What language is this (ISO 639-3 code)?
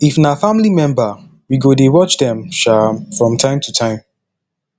pcm